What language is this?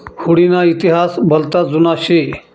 Marathi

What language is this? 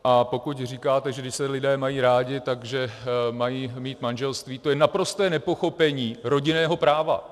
Czech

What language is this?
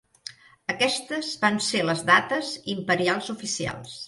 Catalan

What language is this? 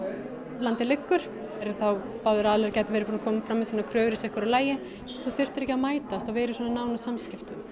Icelandic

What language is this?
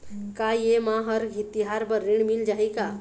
Chhattisgarhi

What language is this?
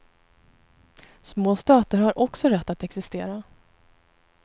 Swedish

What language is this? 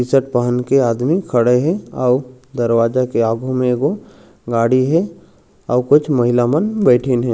Chhattisgarhi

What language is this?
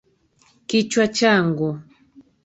Swahili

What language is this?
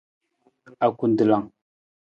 Nawdm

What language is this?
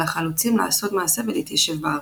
Hebrew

